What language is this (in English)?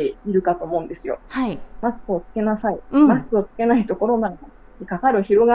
Japanese